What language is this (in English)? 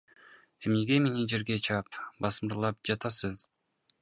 Kyrgyz